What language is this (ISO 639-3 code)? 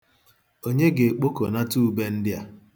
ibo